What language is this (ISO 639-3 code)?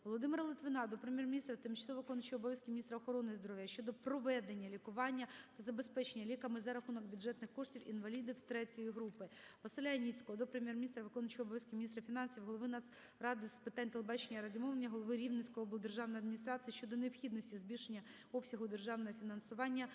ukr